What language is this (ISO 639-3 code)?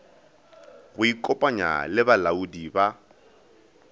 nso